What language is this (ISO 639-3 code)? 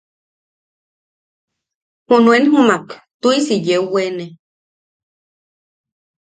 yaq